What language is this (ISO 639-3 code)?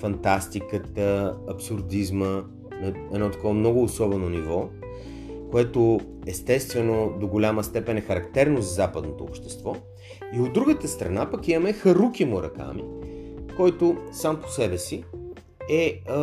bul